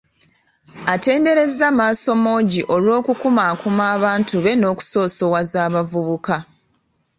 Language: Ganda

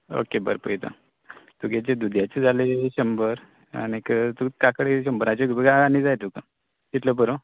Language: Konkani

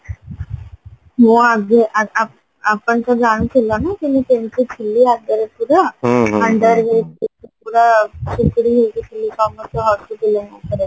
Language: Odia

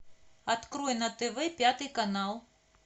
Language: Russian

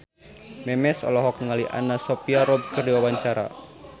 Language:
Sundanese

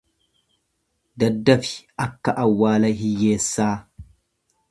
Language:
Oromo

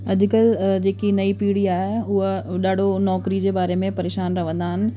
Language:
Sindhi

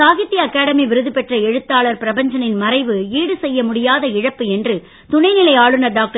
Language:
Tamil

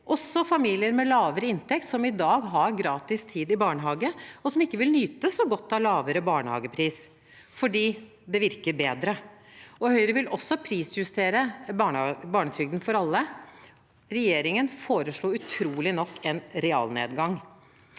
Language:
Norwegian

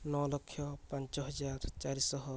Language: Odia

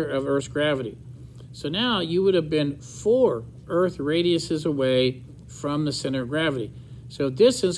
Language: English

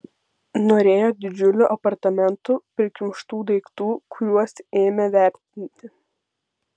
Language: Lithuanian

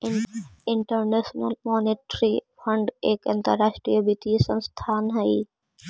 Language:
Magahi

